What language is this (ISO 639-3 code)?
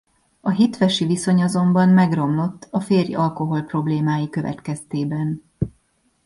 hun